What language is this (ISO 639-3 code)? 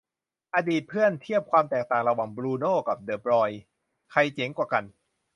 tha